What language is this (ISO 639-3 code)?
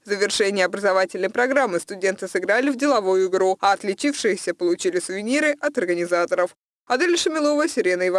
rus